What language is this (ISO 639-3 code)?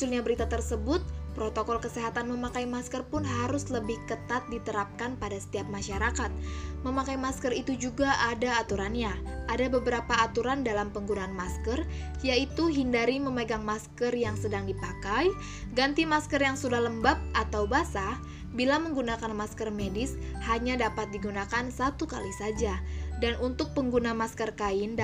ind